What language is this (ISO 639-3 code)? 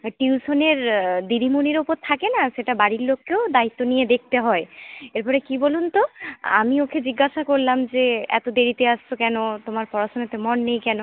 ben